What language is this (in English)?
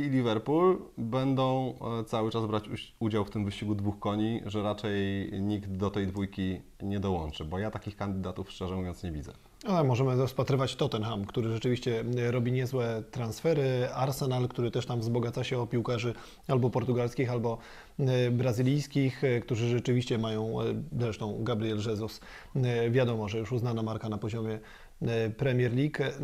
Polish